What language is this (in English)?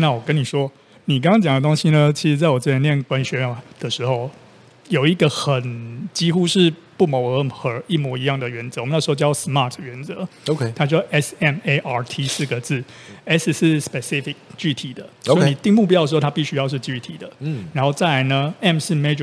Chinese